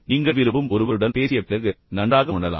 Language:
Tamil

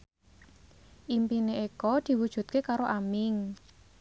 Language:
Javanese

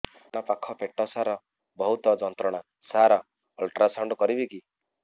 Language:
Odia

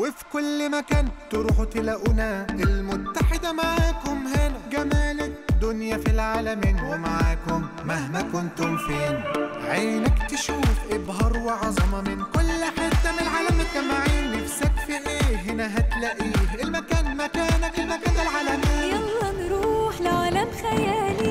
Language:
Arabic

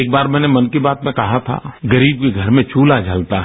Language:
Hindi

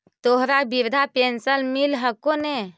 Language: Magahi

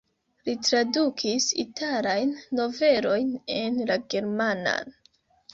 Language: Esperanto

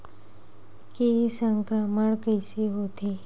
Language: Chhattisgarhi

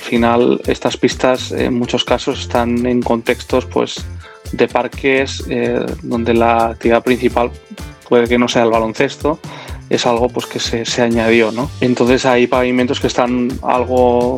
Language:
Spanish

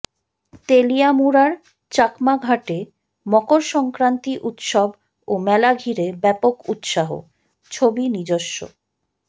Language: Bangla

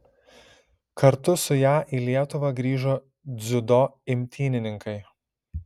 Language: Lithuanian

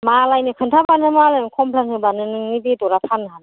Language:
Bodo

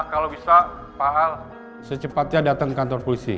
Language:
Indonesian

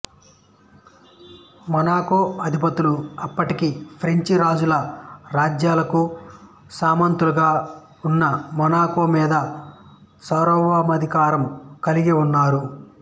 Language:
Telugu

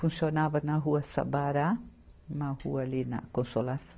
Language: Portuguese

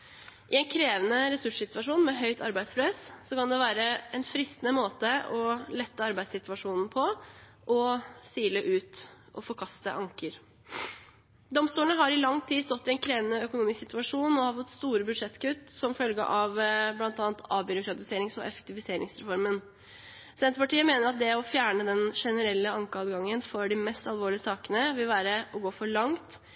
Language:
Norwegian Bokmål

